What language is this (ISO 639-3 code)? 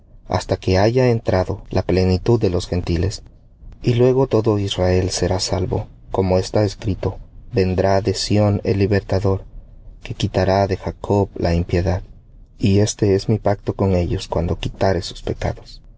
spa